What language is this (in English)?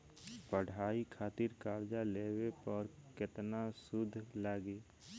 Bhojpuri